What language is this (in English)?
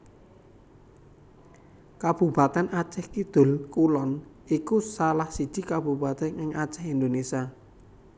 Javanese